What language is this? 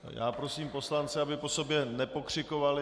Czech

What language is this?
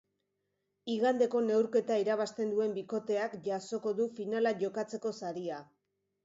Basque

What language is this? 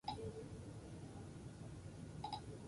Basque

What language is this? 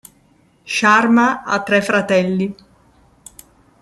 Italian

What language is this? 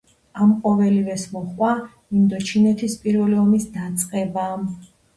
Georgian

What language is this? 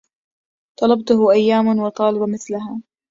Arabic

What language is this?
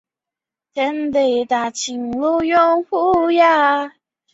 Chinese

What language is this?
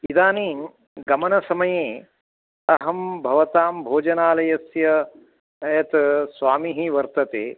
Sanskrit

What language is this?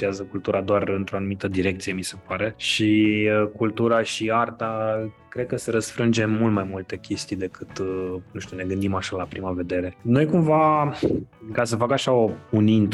Romanian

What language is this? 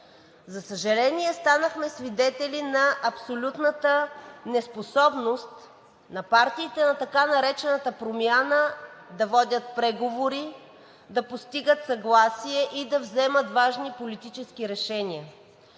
Bulgarian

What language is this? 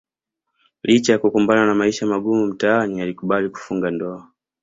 Swahili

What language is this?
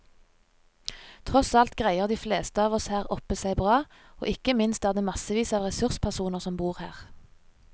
Norwegian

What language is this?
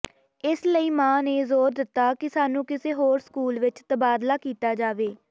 Punjabi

